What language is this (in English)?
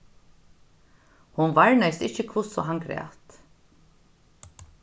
Faroese